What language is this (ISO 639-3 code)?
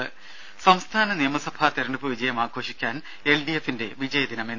mal